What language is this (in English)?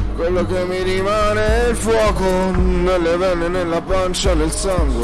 Italian